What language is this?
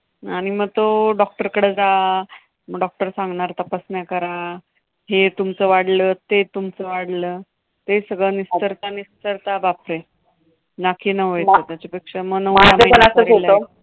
Marathi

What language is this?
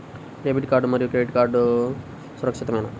Telugu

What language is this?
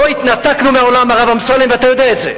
Hebrew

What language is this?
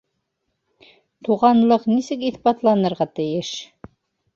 Bashkir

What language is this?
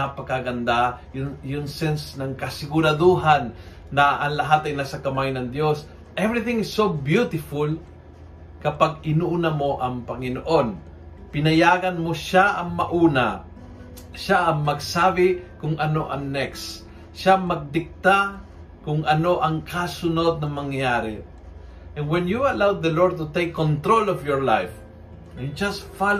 Filipino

